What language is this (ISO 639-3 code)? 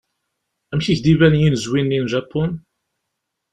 kab